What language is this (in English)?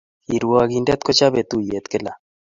Kalenjin